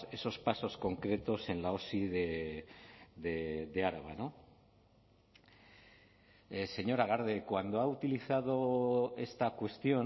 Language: Spanish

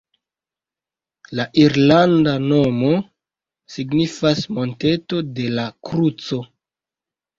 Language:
Esperanto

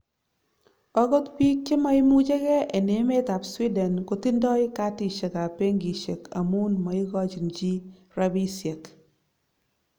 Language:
Kalenjin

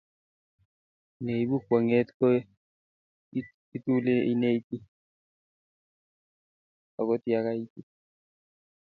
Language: Kalenjin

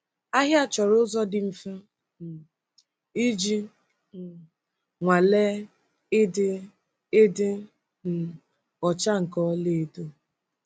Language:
Igbo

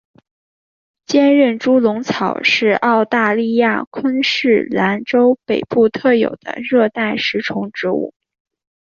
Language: Chinese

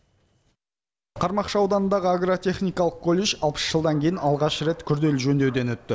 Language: Kazakh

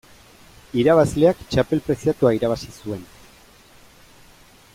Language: Basque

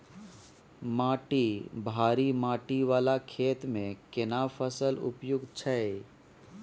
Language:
Maithili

